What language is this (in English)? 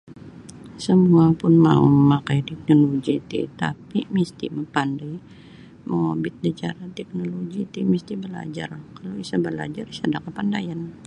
Sabah Bisaya